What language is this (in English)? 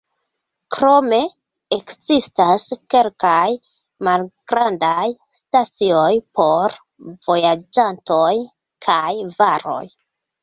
Esperanto